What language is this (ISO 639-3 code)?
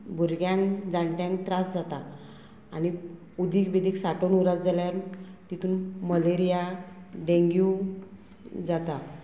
kok